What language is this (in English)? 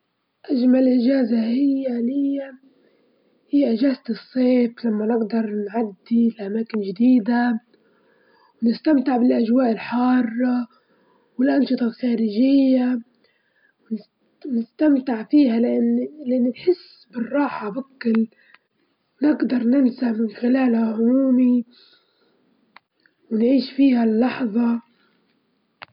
Libyan Arabic